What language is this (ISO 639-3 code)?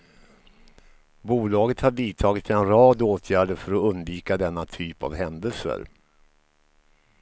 swe